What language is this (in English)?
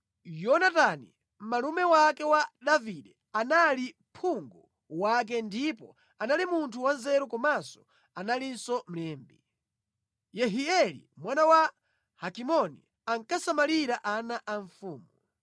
Nyanja